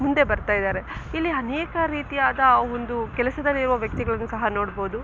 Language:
Kannada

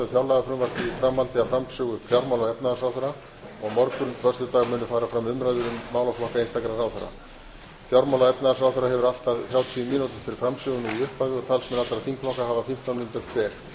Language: Icelandic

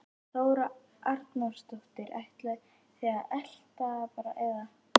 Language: Icelandic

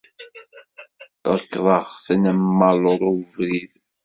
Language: Kabyle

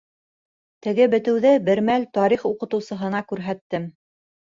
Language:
Bashkir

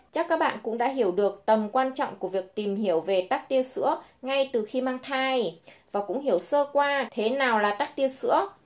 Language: Vietnamese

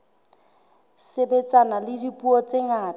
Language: Southern Sotho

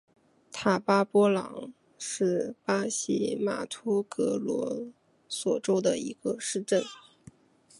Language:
Chinese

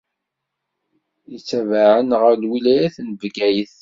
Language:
Kabyle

